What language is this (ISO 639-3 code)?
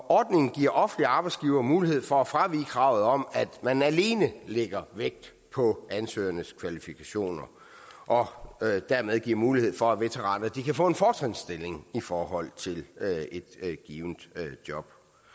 dan